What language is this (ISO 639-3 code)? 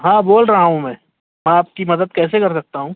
urd